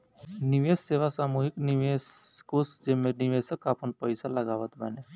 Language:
Bhojpuri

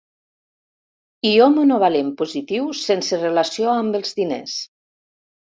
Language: Catalan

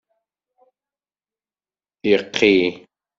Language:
Kabyle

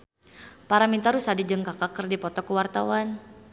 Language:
Sundanese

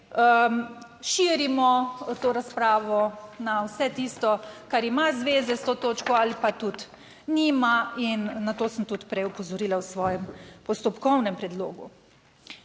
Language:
Slovenian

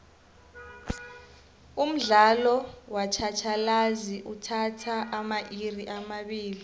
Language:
South Ndebele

